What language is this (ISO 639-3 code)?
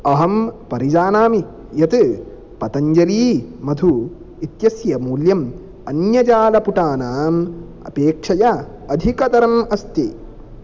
san